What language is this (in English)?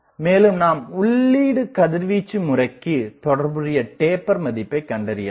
Tamil